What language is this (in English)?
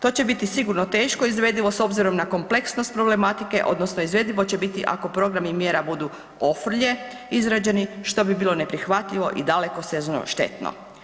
Croatian